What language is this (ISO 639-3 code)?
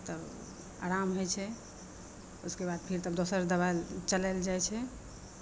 mai